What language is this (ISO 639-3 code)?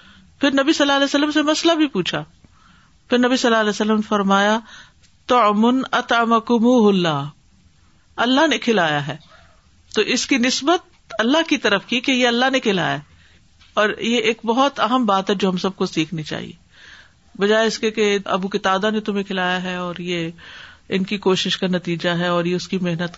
urd